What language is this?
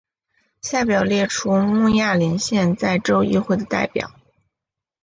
Chinese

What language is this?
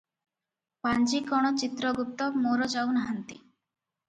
Odia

